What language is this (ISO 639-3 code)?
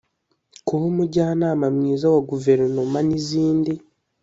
kin